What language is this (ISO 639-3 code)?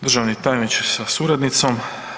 hrv